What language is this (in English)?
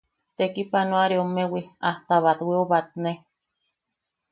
Yaqui